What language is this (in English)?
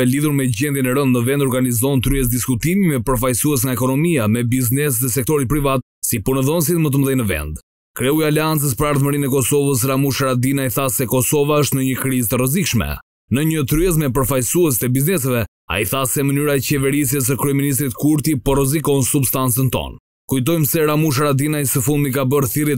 Romanian